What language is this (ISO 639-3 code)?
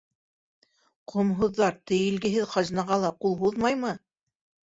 bak